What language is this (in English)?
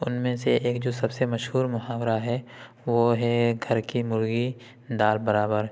Urdu